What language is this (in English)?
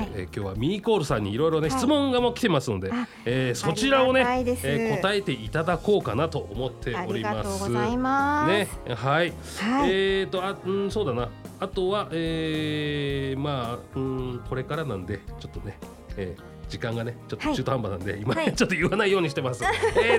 Japanese